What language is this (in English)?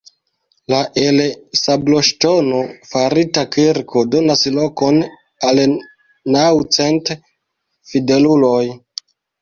Esperanto